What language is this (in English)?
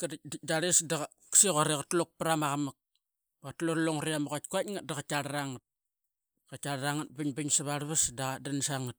Qaqet